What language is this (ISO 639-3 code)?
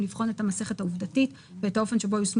heb